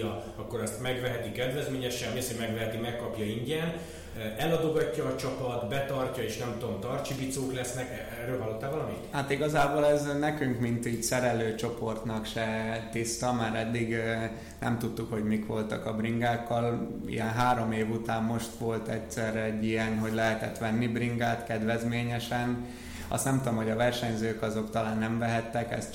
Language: Hungarian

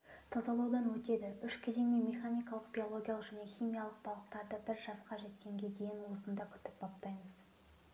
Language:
Kazakh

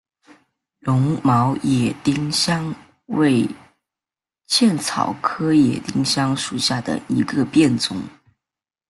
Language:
Chinese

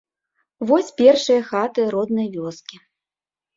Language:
Belarusian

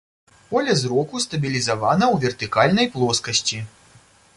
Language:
Belarusian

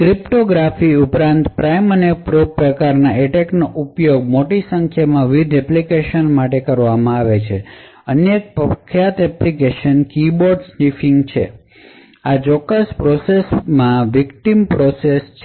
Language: Gujarati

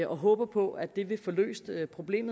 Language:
Danish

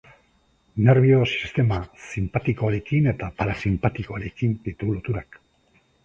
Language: Basque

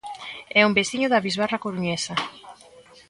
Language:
Galician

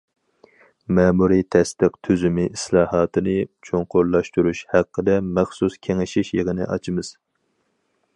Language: Uyghur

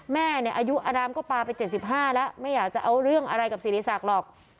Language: Thai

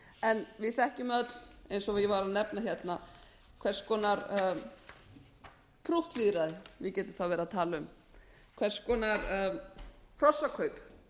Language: Icelandic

